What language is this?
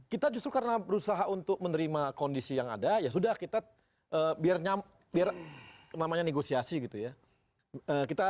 Indonesian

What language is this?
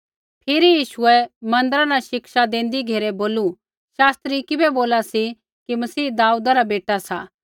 Kullu Pahari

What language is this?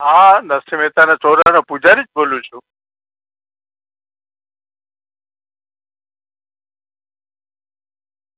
Gujarati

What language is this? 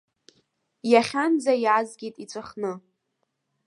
Abkhazian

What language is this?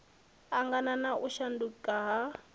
Venda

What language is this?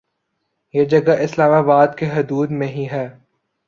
Urdu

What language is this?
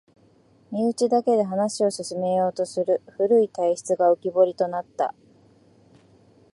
Japanese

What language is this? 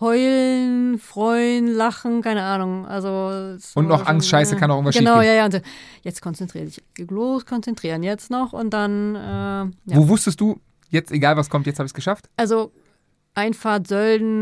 German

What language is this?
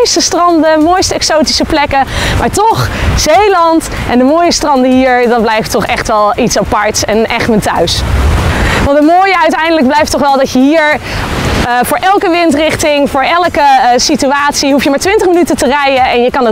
Dutch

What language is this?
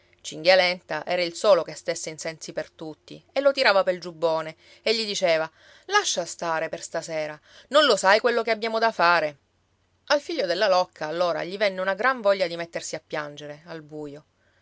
Italian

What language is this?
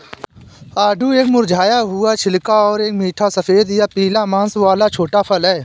Hindi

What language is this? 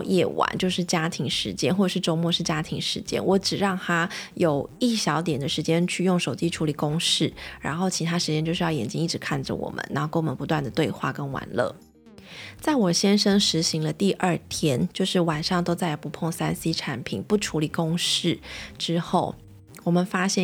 Chinese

